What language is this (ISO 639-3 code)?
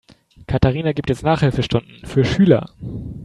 deu